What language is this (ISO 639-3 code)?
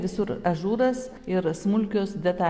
lit